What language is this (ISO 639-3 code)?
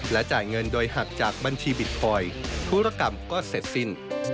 tha